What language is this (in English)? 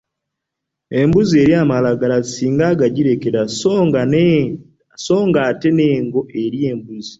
Ganda